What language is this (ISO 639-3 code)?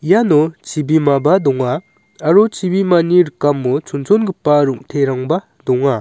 grt